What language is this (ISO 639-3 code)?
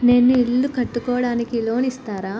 tel